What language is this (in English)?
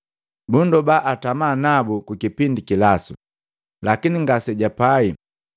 Matengo